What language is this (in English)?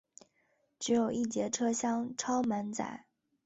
Chinese